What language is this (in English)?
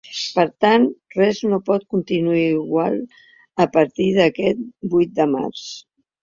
Catalan